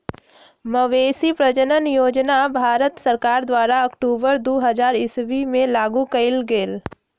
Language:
Magahi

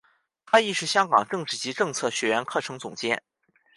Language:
Chinese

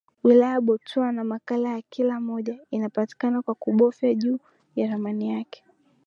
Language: Swahili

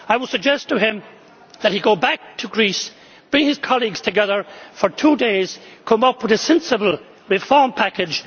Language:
English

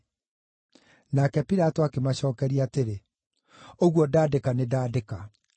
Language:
Kikuyu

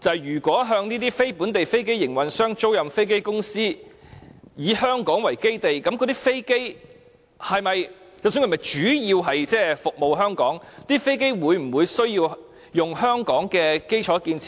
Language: Cantonese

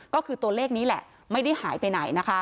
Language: Thai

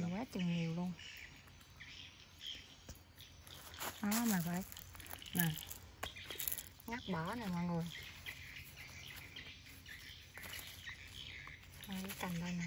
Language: Vietnamese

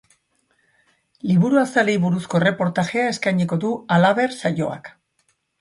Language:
Basque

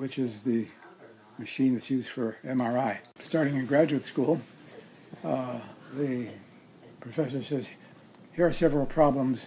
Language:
English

